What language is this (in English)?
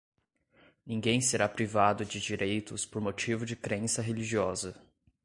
Portuguese